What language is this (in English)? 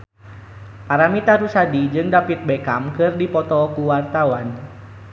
Sundanese